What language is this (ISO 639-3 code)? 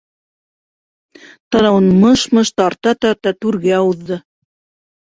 bak